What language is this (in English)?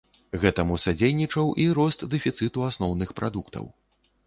Belarusian